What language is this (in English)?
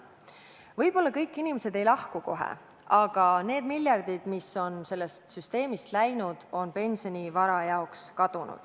Estonian